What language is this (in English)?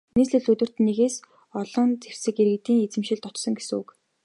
Mongolian